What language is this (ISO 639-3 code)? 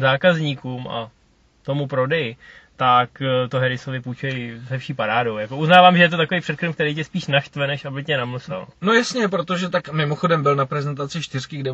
ces